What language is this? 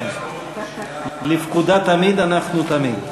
Hebrew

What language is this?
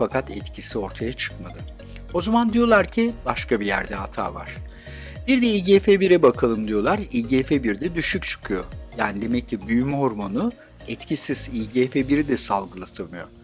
Turkish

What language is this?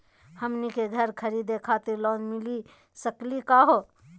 Magahi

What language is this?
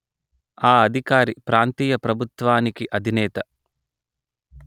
Telugu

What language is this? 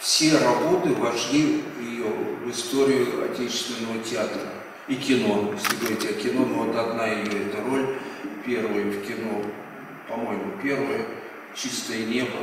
Russian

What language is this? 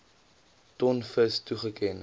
Afrikaans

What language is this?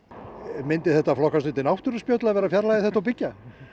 Icelandic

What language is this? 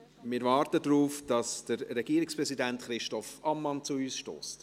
Swiss German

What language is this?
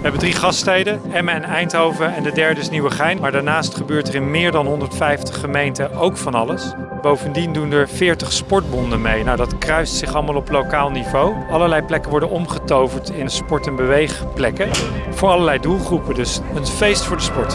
Dutch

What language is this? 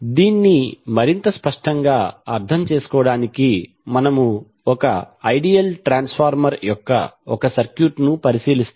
Telugu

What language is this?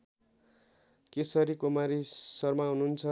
Nepali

